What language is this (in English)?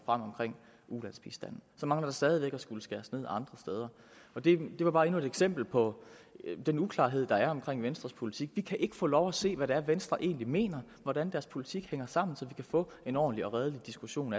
Danish